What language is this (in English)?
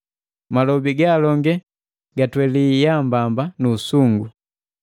Matengo